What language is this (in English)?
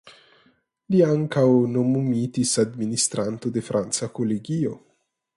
Esperanto